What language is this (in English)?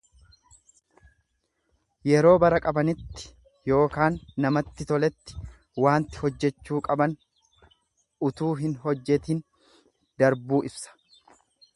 Oromo